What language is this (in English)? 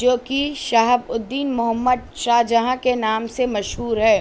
Urdu